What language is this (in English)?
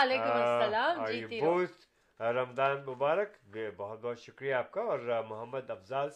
Urdu